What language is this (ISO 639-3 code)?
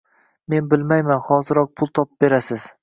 uzb